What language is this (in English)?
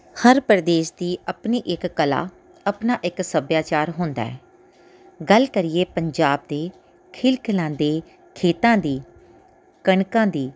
Punjabi